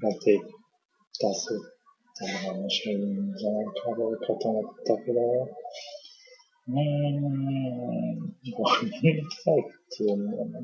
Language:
Japanese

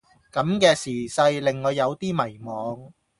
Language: Cantonese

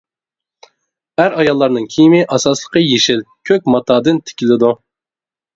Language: Uyghur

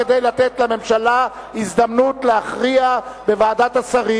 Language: Hebrew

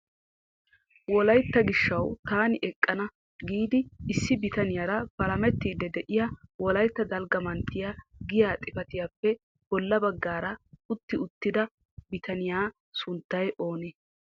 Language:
Wolaytta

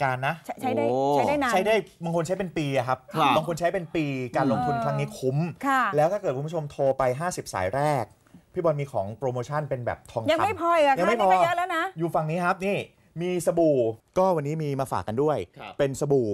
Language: Thai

